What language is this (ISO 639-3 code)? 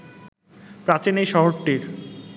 ben